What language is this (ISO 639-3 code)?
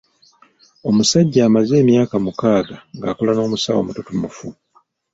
lug